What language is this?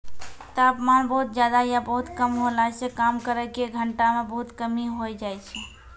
Maithili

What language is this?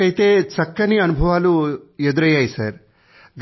Telugu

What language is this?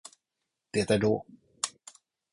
Swedish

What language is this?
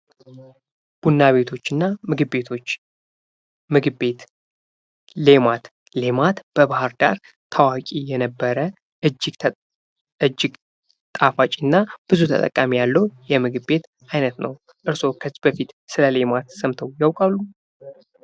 Amharic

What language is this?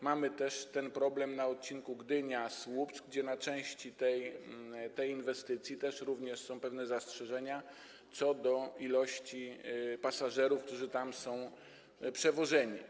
Polish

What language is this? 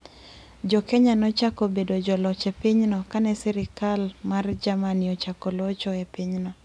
Luo (Kenya and Tanzania)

